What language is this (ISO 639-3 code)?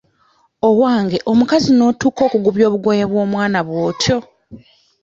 lug